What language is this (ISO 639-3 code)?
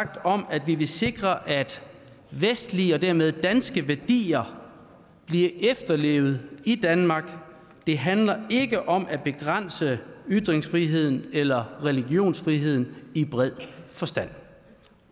dan